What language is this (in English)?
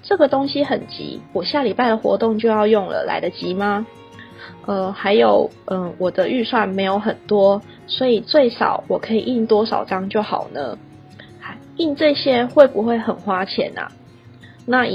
Chinese